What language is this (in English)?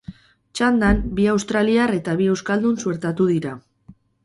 Basque